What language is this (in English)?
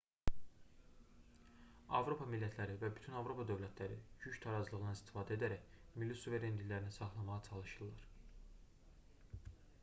Azerbaijani